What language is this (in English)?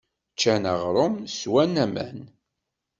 Kabyle